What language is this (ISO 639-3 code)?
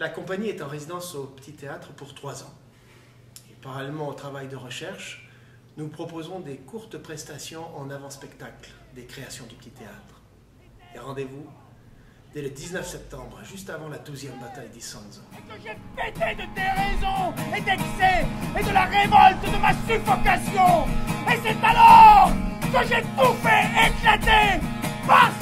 fra